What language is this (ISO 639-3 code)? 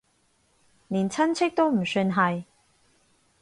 yue